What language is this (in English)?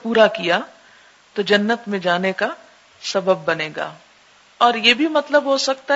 Urdu